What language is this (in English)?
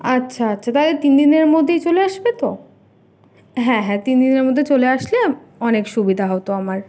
Bangla